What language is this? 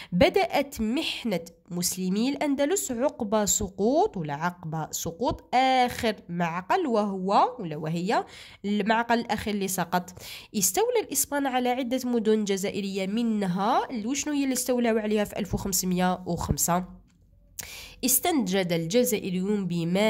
Arabic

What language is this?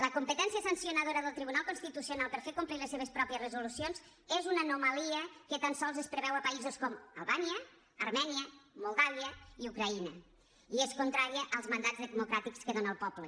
Catalan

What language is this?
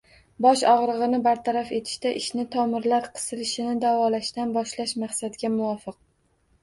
Uzbek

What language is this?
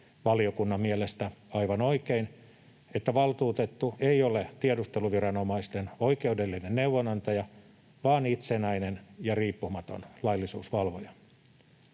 Finnish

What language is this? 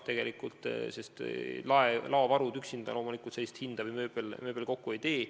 Estonian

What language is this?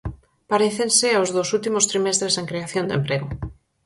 Galician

